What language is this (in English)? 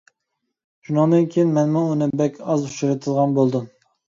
Uyghur